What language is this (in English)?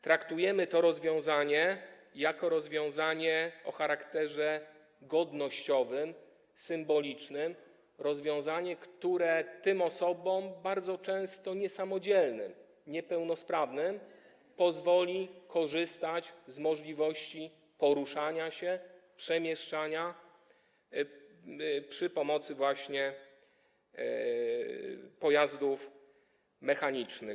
Polish